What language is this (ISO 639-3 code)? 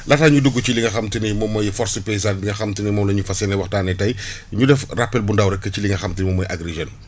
wol